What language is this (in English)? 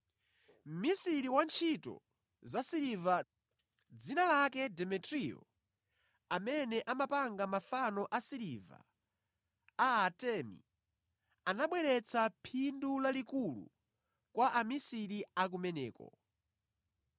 Nyanja